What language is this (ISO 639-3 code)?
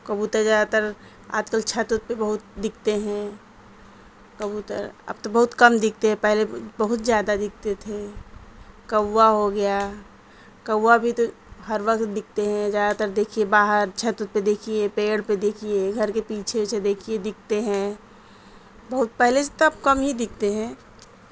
urd